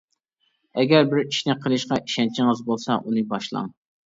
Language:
Uyghur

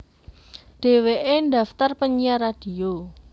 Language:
Javanese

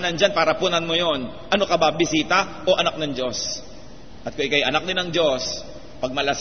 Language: Filipino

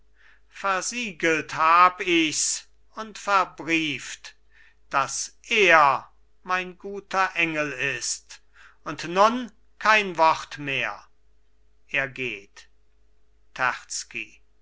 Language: German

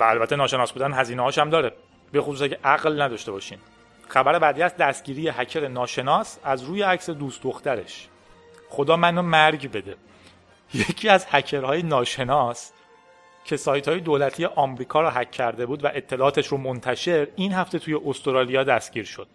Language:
Persian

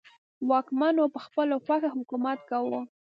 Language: Pashto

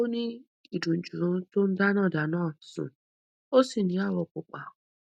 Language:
Yoruba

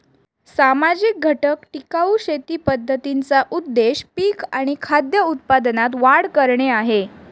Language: Marathi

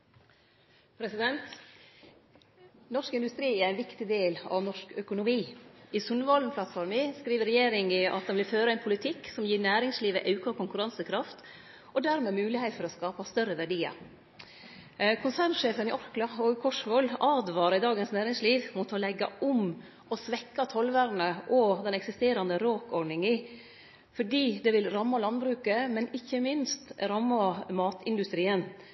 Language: Norwegian Nynorsk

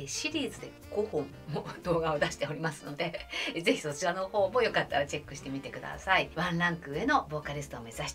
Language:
Japanese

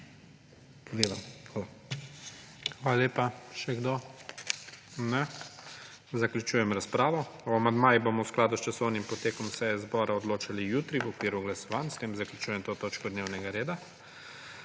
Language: Slovenian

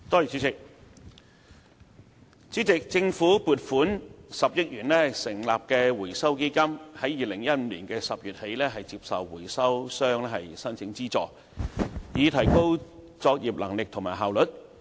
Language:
Cantonese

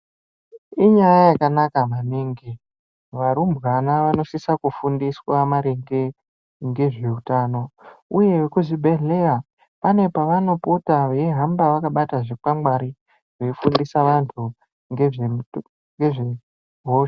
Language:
Ndau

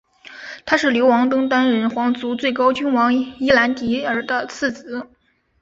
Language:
Chinese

